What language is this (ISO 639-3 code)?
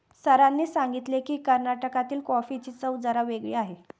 mar